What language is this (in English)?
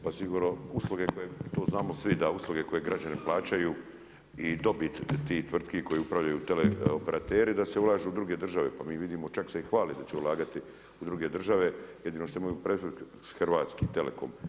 Croatian